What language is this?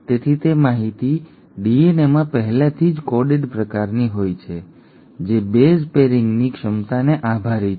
Gujarati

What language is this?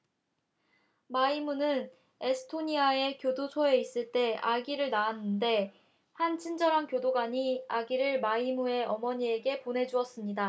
Korean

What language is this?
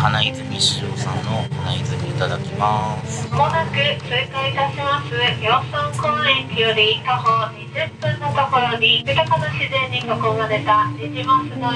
Japanese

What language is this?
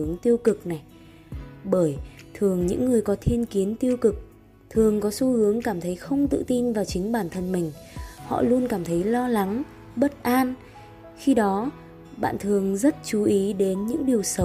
Vietnamese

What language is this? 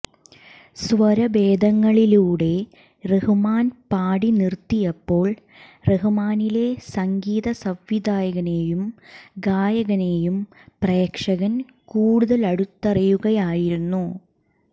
Malayalam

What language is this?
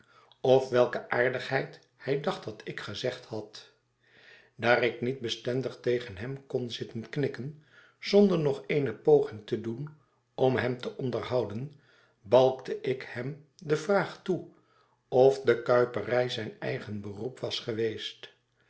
Dutch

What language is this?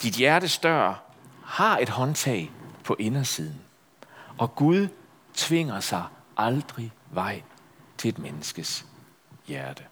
Danish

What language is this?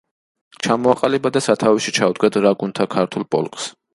Georgian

